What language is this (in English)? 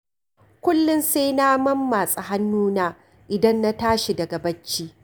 Hausa